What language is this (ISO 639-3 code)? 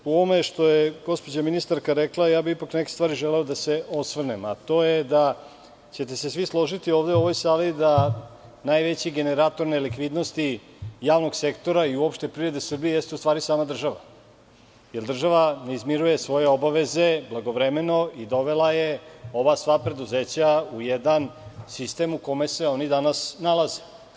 srp